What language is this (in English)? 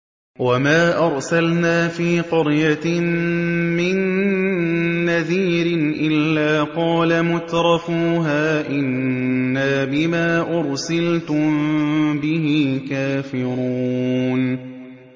Arabic